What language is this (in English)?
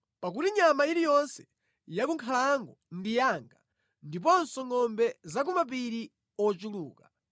Nyanja